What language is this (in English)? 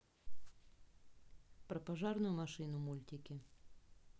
Russian